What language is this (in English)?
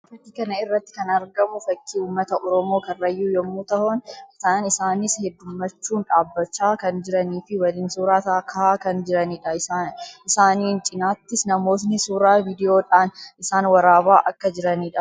Oromo